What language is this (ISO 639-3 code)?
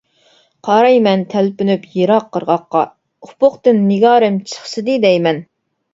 uig